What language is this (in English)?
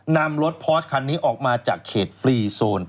Thai